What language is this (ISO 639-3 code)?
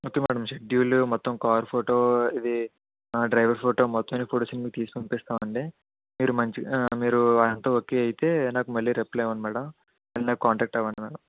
tel